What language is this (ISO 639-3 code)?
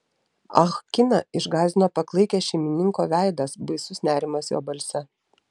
lit